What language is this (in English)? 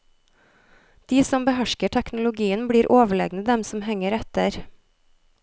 Norwegian